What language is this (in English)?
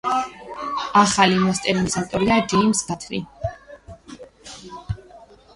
Georgian